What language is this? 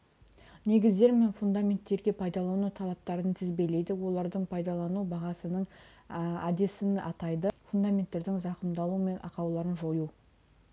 Kazakh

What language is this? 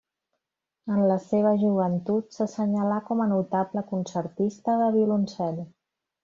Catalan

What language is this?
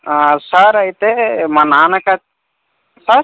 Telugu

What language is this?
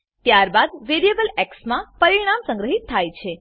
Gujarati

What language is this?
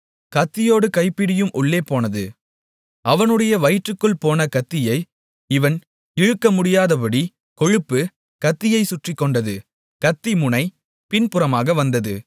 Tamil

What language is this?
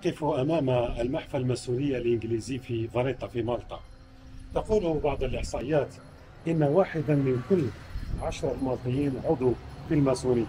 Arabic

